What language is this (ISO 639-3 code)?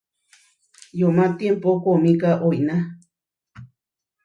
var